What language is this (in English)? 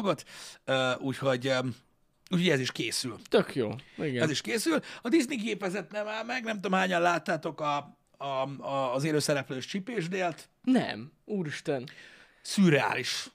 Hungarian